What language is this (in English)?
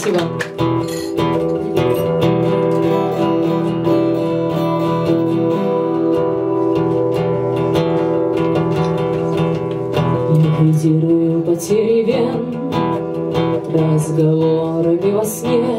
Russian